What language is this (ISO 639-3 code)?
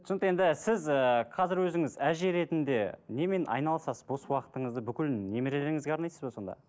kaz